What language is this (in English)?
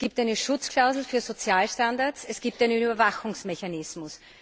German